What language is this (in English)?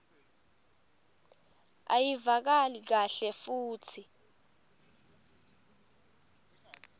Swati